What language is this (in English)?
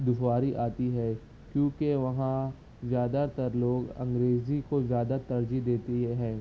Urdu